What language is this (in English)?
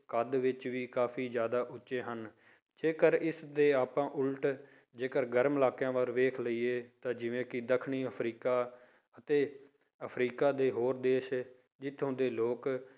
Punjabi